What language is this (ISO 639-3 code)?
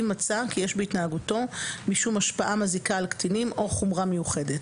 heb